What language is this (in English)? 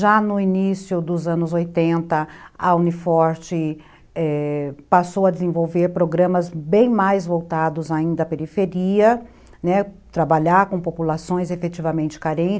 Portuguese